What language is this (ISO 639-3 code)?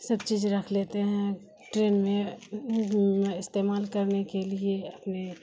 urd